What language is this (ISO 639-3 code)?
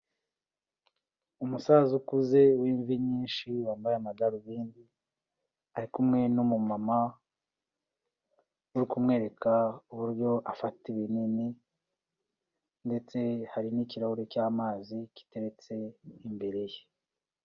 kin